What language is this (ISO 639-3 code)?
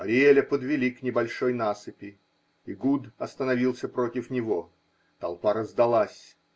rus